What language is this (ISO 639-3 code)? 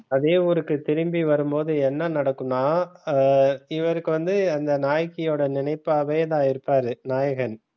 tam